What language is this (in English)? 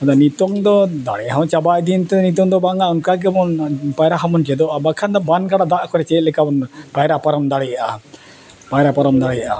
Santali